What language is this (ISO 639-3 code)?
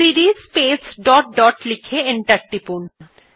ben